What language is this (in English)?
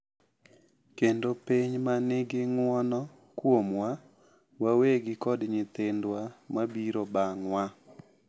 Luo (Kenya and Tanzania)